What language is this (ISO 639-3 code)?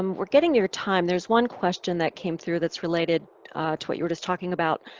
eng